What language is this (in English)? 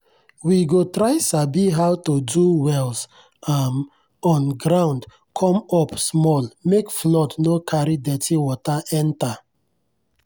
Nigerian Pidgin